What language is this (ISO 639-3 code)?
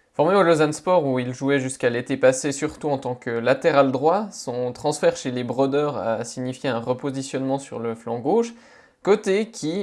fra